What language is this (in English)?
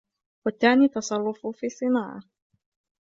Arabic